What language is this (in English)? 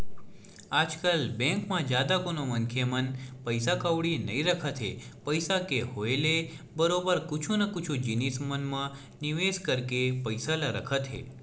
Chhattisgarhi